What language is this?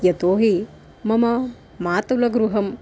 Sanskrit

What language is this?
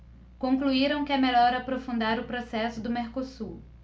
Portuguese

